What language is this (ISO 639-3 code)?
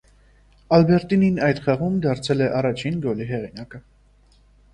hye